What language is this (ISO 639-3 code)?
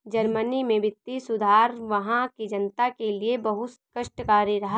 hin